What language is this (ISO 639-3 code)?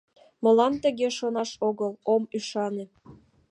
chm